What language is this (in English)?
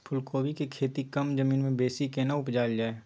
Maithili